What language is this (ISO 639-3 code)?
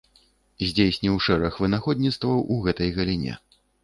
bel